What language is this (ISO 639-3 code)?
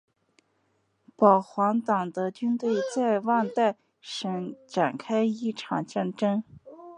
zho